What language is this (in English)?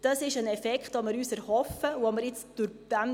Swiss German